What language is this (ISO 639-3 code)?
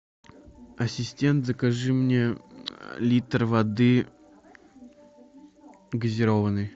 rus